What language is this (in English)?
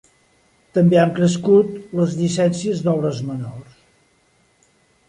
Catalan